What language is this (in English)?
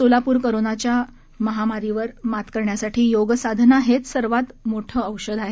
Marathi